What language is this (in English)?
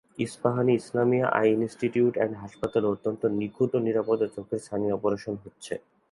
Bangla